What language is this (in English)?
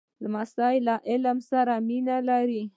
Pashto